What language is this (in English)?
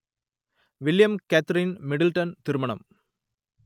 Tamil